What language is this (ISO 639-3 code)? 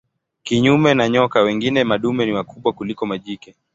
swa